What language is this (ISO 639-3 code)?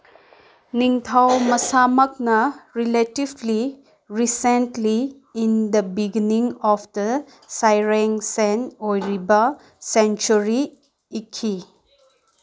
mni